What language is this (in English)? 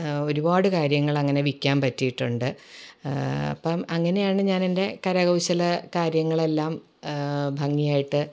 Malayalam